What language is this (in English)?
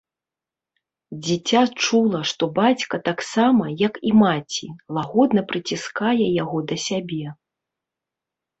Belarusian